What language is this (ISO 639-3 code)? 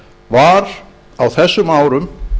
isl